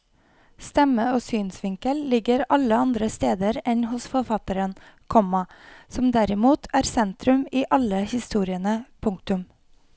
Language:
Norwegian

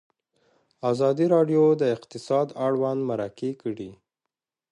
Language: Pashto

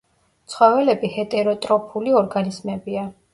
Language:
Georgian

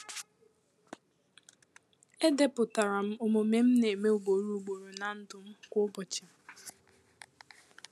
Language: Igbo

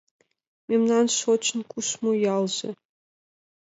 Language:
Mari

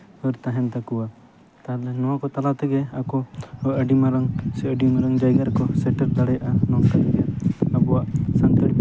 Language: Santali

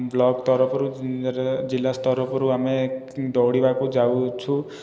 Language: Odia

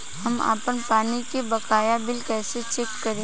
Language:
Bhojpuri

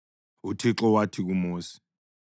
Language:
North Ndebele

